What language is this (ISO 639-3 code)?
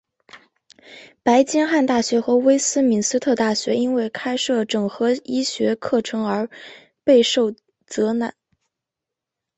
zho